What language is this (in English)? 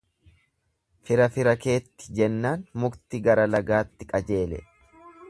Oromo